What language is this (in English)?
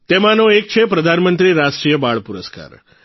Gujarati